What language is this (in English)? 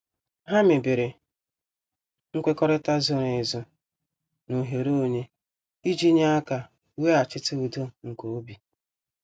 Igbo